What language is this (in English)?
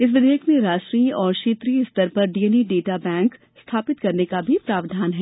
Hindi